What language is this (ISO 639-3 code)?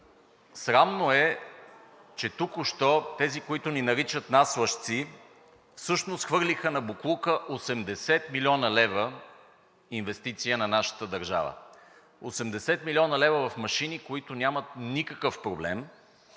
bul